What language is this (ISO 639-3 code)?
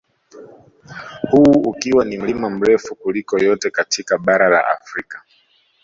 swa